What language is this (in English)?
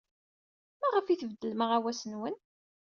Kabyle